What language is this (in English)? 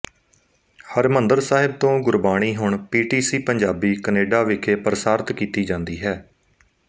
Punjabi